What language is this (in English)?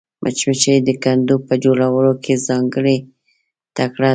Pashto